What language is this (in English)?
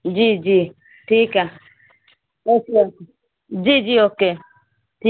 Urdu